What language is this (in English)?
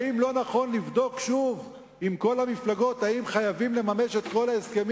Hebrew